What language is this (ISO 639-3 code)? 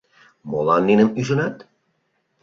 chm